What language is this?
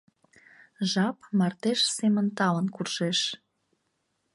Mari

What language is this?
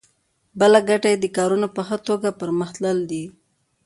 Pashto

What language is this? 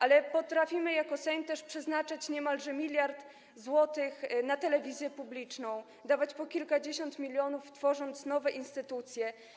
Polish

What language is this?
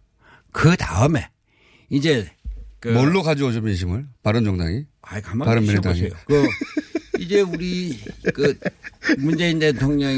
Korean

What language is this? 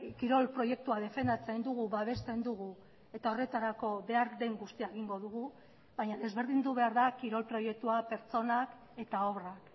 Basque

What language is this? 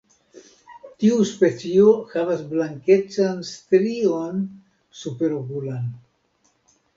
Esperanto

